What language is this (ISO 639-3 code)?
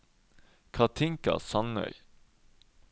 nor